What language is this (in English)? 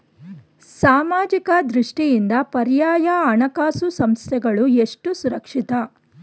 Kannada